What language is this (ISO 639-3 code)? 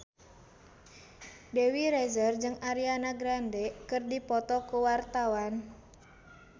sun